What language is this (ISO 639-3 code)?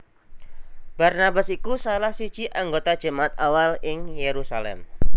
jav